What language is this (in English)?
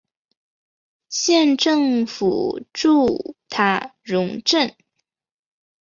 Chinese